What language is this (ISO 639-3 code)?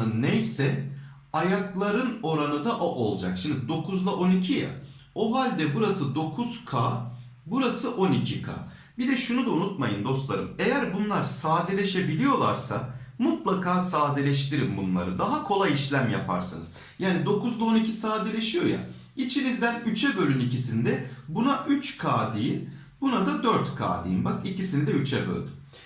tur